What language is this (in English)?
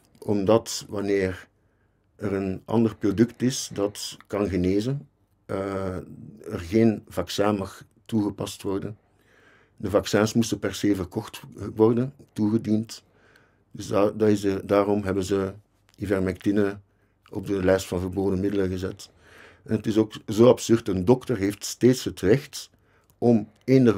Dutch